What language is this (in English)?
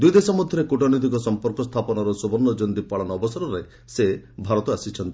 Odia